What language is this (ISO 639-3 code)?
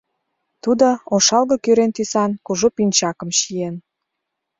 chm